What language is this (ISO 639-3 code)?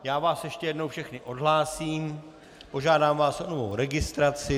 ces